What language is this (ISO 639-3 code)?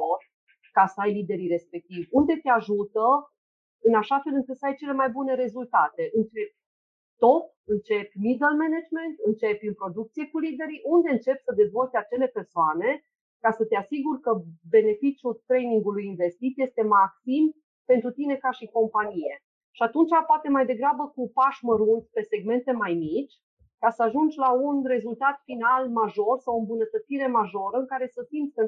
ron